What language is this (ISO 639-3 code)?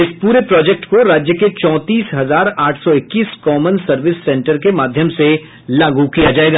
hin